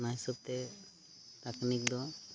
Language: Santali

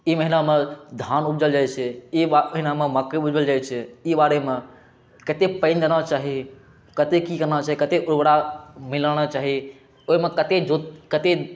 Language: Maithili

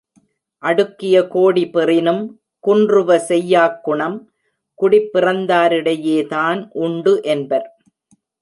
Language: Tamil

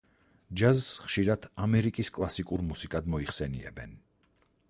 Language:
Georgian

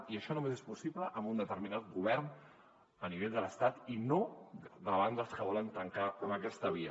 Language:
Catalan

